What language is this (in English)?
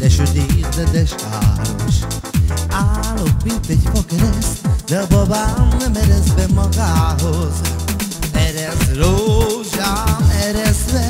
Turkish